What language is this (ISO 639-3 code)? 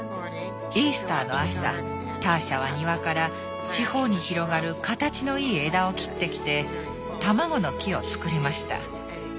jpn